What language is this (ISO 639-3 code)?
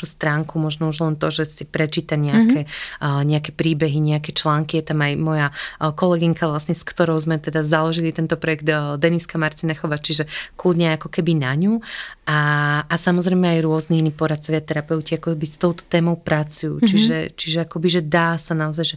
slk